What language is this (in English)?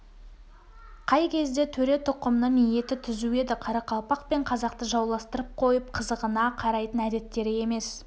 Kazakh